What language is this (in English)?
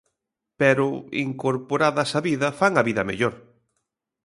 Galician